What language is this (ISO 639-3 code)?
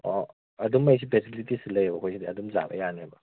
mni